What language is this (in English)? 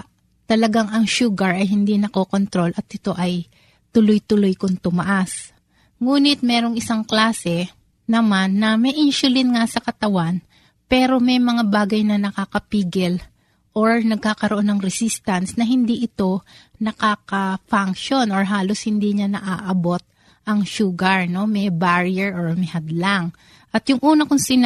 Filipino